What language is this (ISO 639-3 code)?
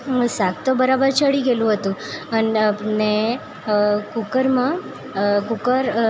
guj